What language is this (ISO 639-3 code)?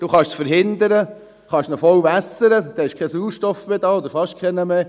gsw